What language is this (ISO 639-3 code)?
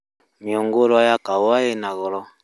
kik